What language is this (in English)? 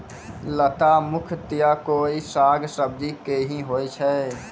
Maithili